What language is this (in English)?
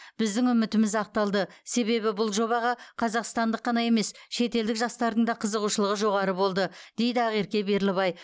Kazakh